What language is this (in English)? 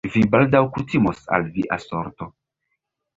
Esperanto